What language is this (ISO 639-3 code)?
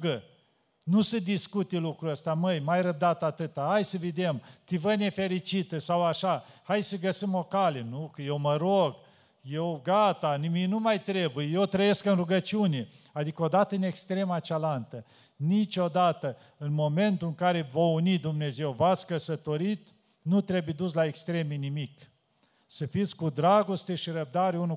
ron